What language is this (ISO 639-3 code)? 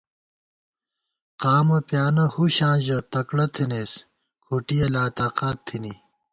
gwt